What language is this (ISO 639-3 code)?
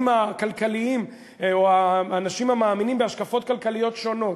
heb